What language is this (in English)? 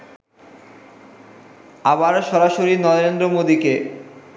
Bangla